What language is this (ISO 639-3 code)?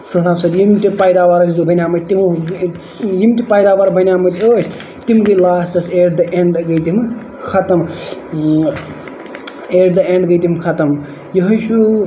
kas